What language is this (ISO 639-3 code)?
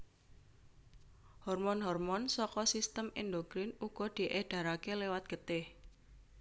jav